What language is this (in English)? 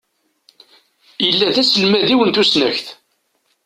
Kabyle